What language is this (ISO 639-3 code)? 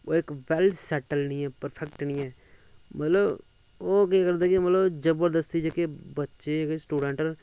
doi